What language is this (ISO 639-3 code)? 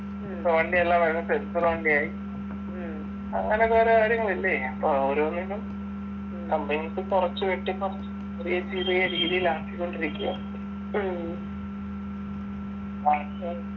mal